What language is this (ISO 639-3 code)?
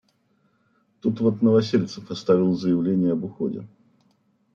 rus